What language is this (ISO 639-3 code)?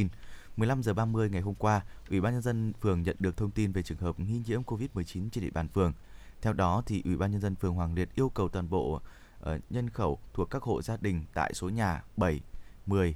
vie